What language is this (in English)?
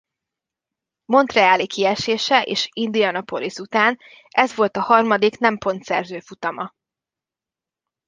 Hungarian